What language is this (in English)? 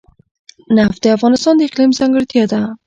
Pashto